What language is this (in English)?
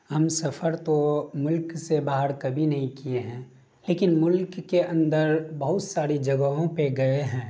Urdu